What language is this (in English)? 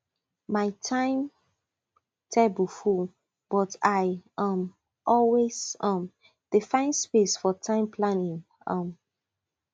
Nigerian Pidgin